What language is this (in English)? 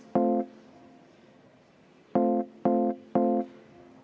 Estonian